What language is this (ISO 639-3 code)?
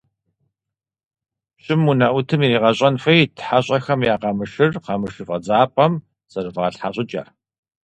kbd